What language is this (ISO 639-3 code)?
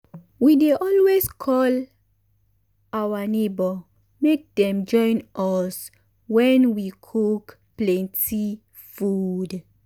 pcm